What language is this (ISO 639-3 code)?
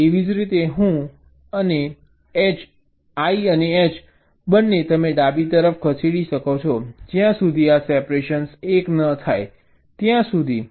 guj